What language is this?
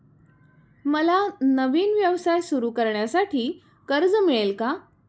Marathi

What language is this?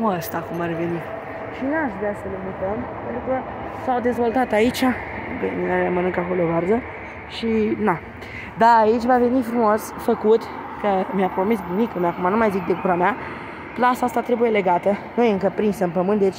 Romanian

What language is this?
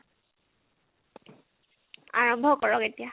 Assamese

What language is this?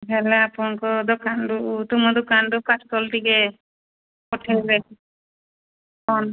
Odia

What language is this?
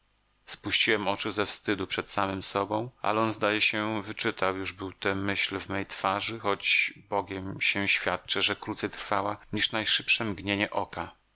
Polish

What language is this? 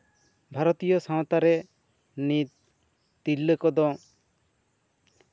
Santali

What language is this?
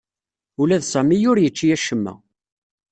Kabyle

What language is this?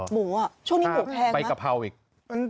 Thai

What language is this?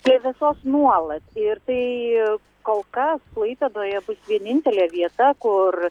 Lithuanian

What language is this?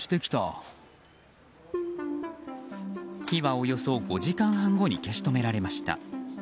Japanese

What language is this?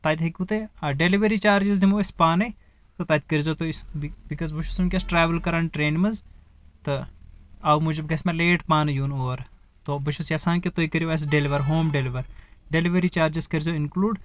Kashmiri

